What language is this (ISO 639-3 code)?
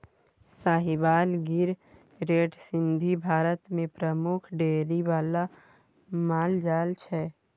mai